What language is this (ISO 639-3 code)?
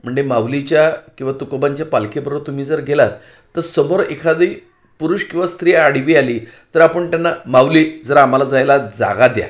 mar